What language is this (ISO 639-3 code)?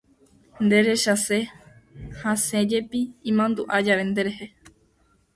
grn